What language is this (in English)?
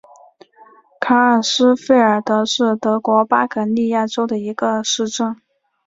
Chinese